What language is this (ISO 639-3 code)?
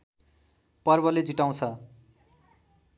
nep